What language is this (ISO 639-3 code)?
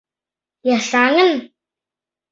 chm